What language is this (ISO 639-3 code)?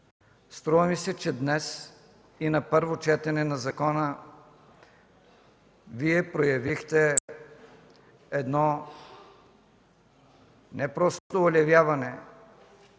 bul